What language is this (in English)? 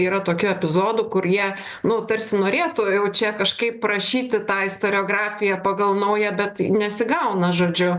Lithuanian